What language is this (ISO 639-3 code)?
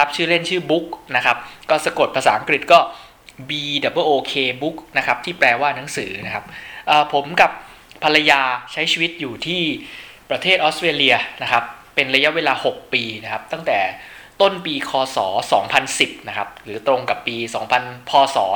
tha